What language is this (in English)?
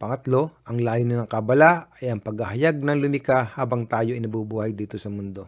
Filipino